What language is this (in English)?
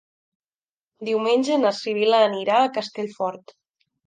Catalan